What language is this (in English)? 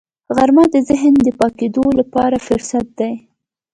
Pashto